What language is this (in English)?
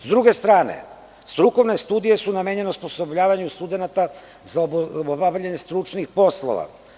Serbian